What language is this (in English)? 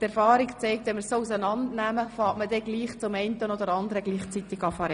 Swiss German